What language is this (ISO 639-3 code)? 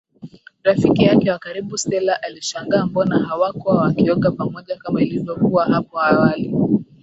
swa